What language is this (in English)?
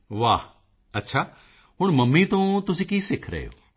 Punjabi